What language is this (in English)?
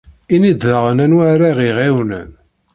Kabyle